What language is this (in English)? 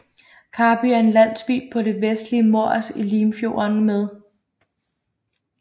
Danish